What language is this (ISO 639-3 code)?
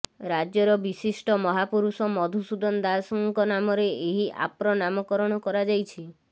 ori